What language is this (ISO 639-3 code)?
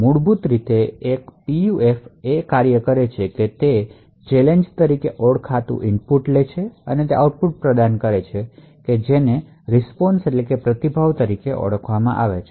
guj